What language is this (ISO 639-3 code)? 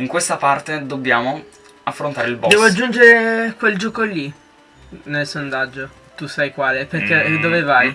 ita